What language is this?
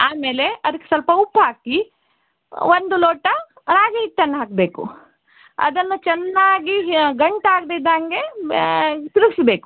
Kannada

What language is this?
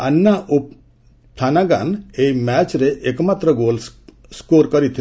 Odia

